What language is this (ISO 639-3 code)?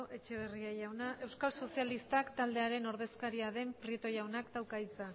eus